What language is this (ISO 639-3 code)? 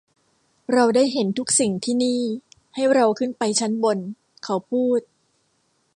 tha